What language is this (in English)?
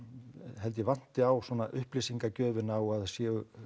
Icelandic